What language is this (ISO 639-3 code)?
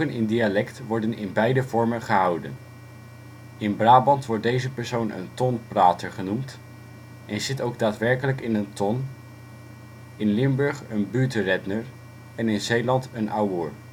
nld